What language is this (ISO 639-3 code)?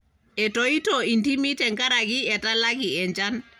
mas